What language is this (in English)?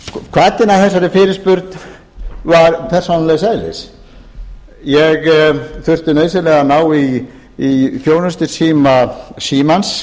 Icelandic